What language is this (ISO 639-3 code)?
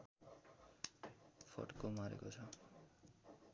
nep